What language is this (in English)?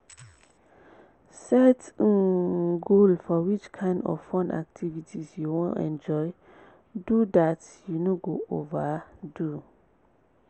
Nigerian Pidgin